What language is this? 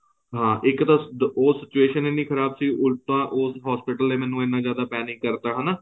Punjabi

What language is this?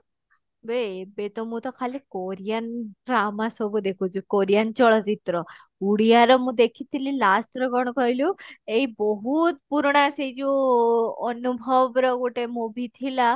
Odia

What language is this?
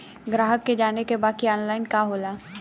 Bhojpuri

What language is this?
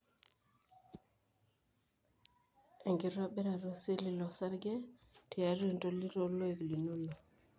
Masai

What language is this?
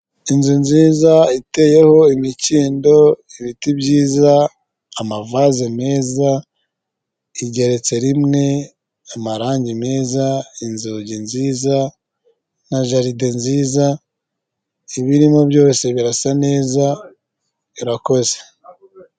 Kinyarwanda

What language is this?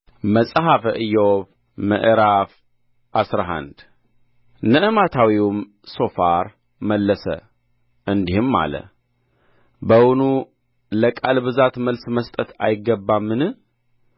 Amharic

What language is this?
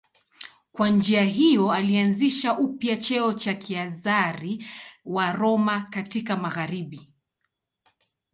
Swahili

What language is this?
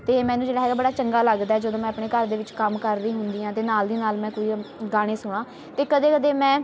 Punjabi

